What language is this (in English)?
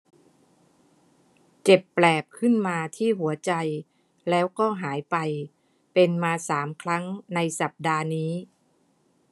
Thai